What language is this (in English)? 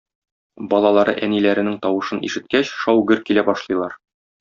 Tatar